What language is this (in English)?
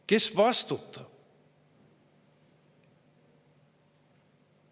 Estonian